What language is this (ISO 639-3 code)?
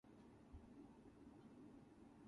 eng